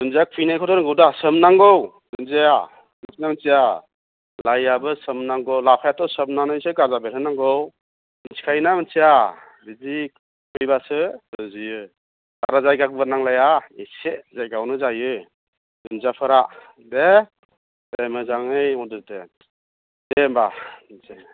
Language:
Bodo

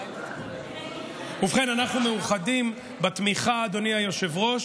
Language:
Hebrew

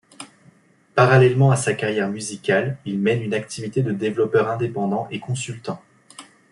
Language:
French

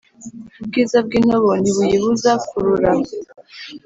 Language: Kinyarwanda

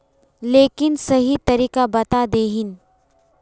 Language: Magahi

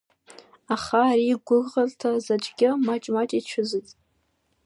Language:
Abkhazian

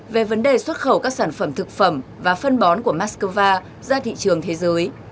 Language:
Vietnamese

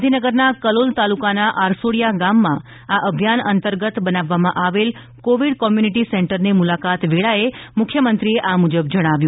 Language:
Gujarati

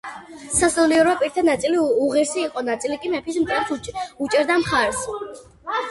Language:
Georgian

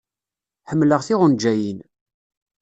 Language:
Kabyle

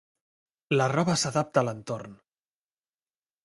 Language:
Catalan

